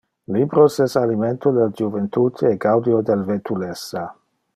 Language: Interlingua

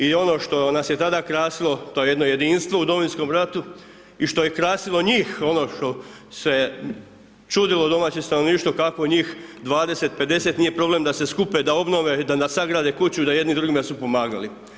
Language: Croatian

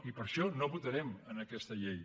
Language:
Catalan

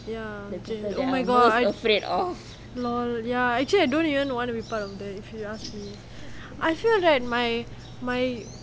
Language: English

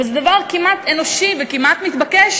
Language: Hebrew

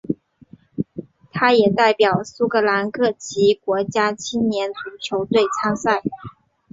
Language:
Chinese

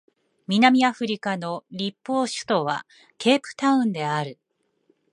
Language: Japanese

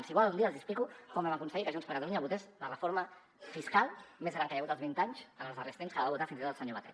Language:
Catalan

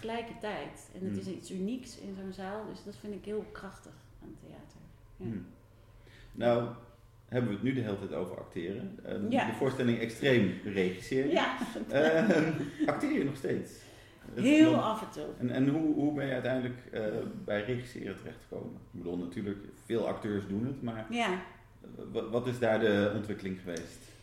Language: Dutch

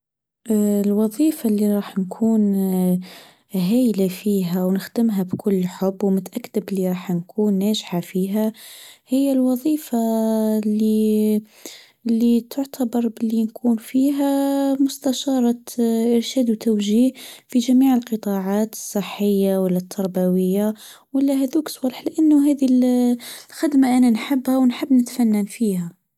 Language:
Tunisian Arabic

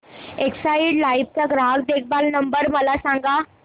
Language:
Marathi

